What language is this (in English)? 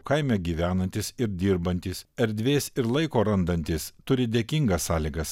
Lithuanian